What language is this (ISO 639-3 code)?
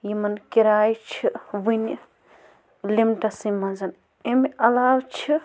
kas